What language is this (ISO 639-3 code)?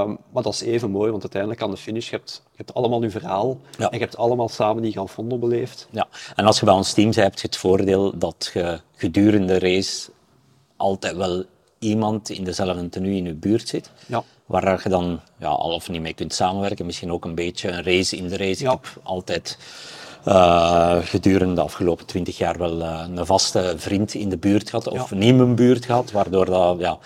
nld